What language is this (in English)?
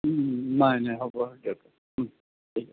Assamese